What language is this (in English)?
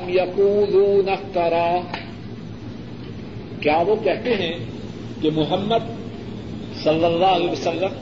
Urdu